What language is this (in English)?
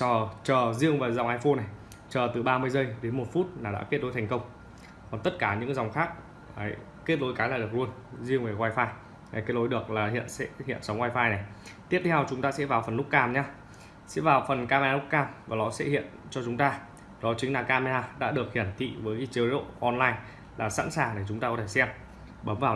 Vietnamese